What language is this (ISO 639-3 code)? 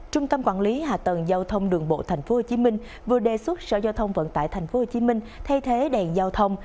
vie